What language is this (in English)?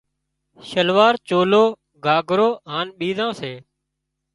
Wadiyara Koli